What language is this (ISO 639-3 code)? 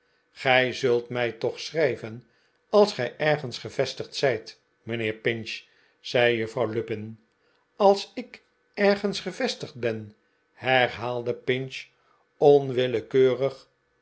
nld